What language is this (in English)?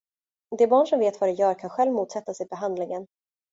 Swedish